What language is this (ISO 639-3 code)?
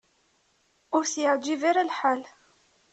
kab